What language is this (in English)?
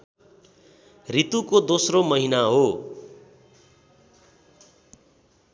Nepali